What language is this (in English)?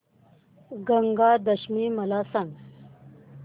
Marathi